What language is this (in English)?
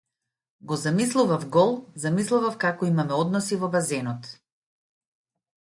Macedonian